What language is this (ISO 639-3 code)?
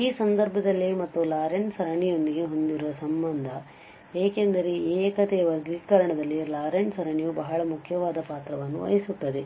kan